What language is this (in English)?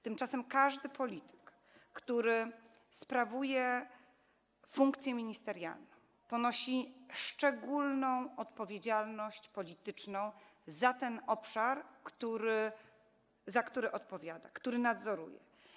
Polish